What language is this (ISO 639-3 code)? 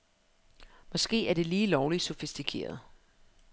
dan